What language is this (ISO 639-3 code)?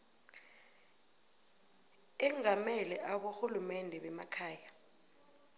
nbl